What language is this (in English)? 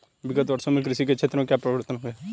Hindi